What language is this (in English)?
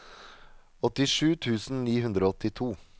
Norwegian